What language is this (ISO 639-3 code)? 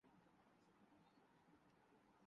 urd